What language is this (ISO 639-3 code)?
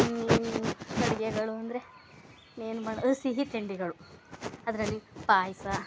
kan